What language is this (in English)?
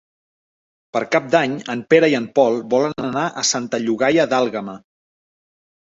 Catalan